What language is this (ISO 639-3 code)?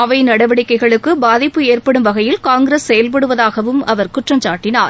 tam